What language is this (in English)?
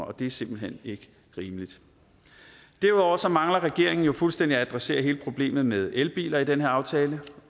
Danish